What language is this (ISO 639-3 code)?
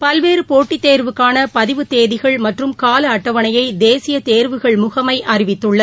tam